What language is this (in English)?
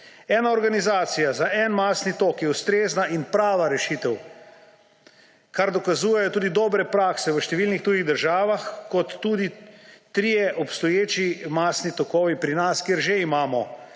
Slovenian